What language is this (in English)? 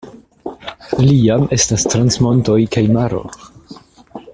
Esperanto